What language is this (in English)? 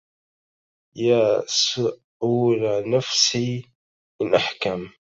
Arabic